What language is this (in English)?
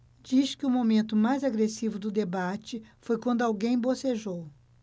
Portuguese